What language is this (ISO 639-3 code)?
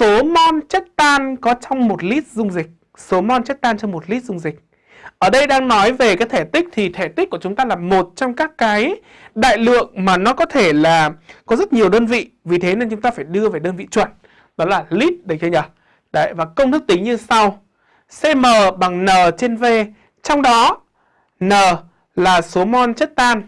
vie